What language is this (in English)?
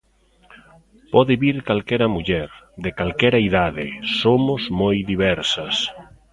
Galician